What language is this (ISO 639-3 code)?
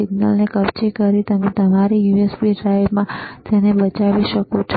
guj